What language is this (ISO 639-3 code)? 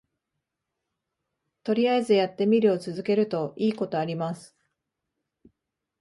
jpn